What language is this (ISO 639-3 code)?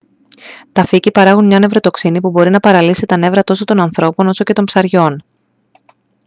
ell